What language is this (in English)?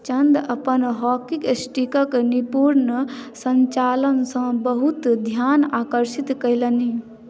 Maithili